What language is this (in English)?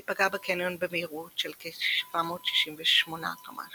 Hebrew